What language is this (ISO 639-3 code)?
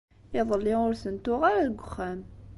kab